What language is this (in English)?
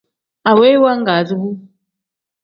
Tem